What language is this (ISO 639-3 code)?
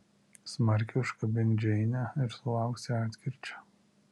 lit